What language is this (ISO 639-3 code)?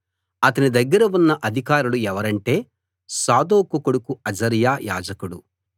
tel